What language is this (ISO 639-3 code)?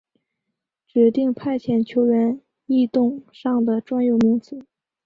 zho